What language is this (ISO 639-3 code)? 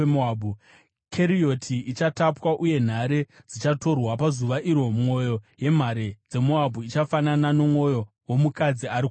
sna